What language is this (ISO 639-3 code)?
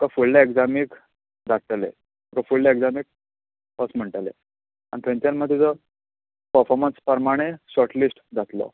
kok